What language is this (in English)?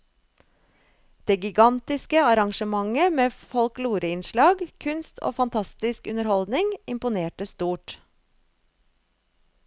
Norwegian